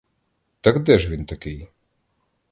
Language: Ukrainian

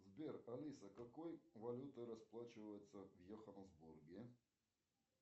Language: Russian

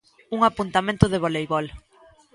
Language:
Galician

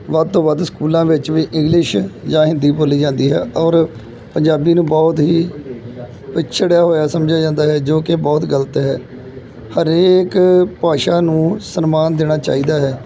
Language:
Punjabi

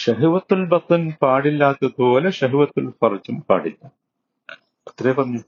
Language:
Malayalam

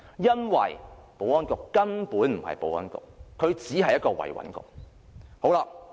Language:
Cantonese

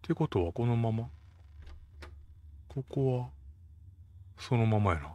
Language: Japanese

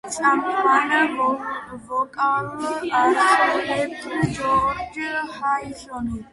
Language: Georgian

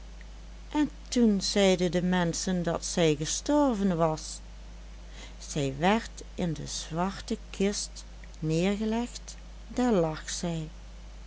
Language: Dutch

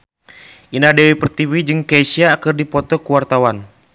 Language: Sundanese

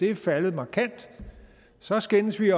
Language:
Danish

